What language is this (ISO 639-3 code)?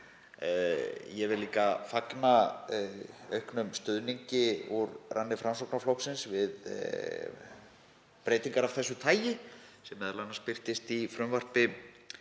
isl